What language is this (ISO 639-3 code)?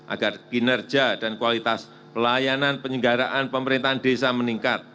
ind